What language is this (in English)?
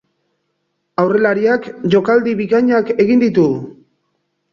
Basque